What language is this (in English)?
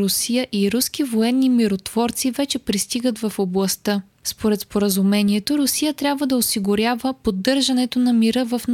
Bulgarian